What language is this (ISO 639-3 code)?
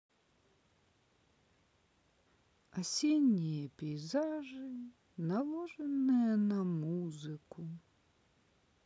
rus